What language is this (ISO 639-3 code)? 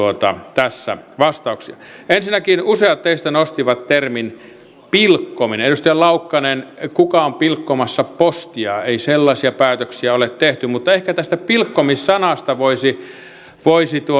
fin